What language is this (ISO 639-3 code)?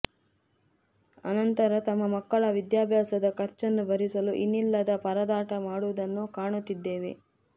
kan